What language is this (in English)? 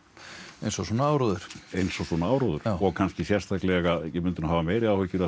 Icelandic